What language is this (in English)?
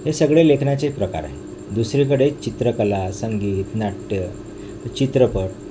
Marathi